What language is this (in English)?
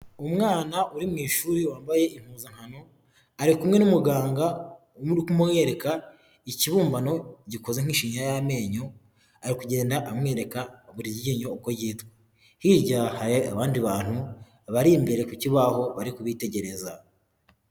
Kinyarwanda